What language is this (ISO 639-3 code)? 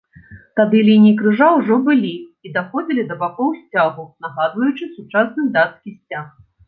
bel